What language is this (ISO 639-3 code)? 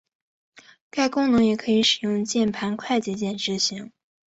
zho